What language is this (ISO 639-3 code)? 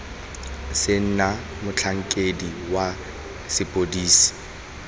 tsn